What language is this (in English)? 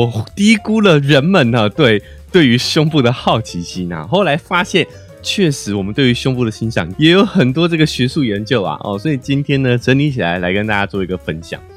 Chinese